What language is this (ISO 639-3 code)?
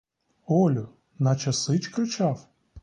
ukr